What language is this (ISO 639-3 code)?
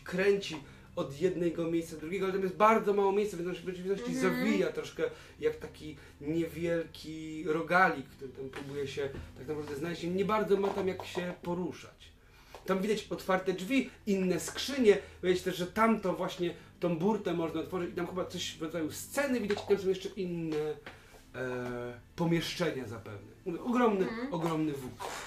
pol